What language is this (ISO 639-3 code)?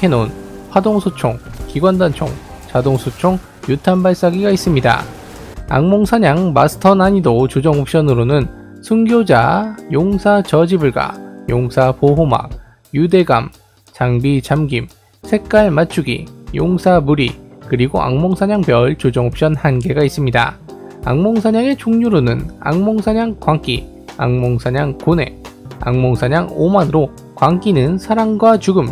kor